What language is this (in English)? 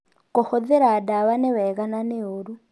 Kikuyu